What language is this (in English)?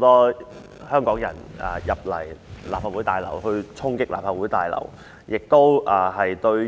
Cantonese